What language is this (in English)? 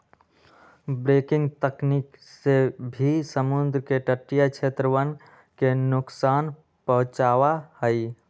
Magahi